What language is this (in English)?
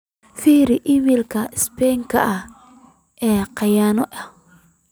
Somali